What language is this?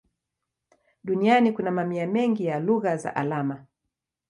Swahili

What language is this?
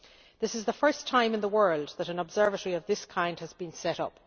English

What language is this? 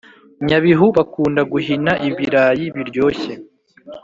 Kinyarwanda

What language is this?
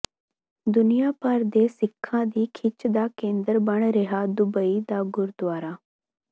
Punjabi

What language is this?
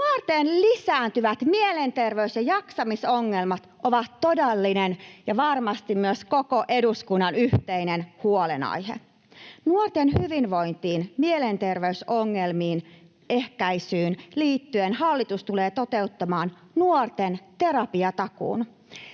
Finnish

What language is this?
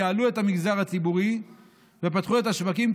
Hebrew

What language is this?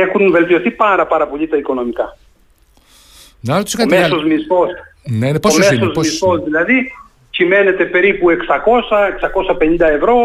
Greek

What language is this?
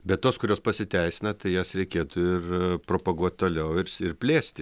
Lithuanian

